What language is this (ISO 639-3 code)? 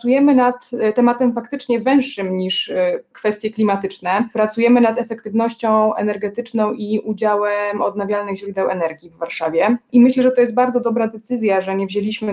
pol